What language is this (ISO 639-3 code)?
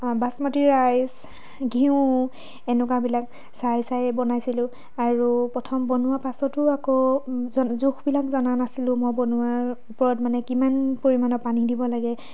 asm